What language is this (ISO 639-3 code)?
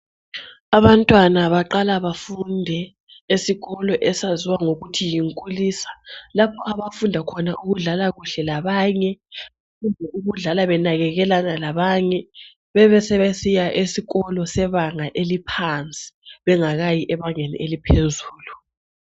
nde